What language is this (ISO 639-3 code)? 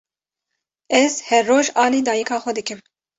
kur